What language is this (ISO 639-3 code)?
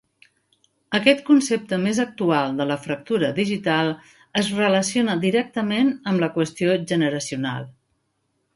cat